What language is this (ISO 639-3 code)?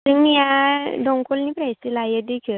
brx